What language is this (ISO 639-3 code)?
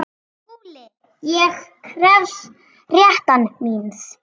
isl